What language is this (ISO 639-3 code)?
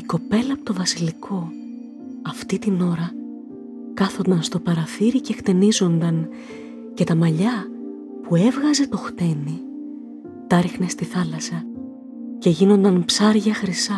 ell